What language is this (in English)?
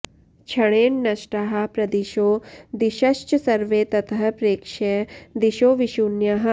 Sanskrit